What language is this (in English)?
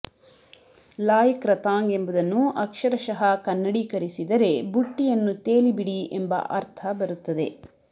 Kannada